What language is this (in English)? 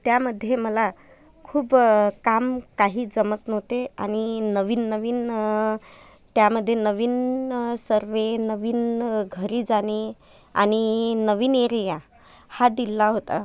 Marathi